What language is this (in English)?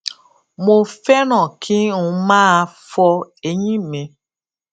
Yoruba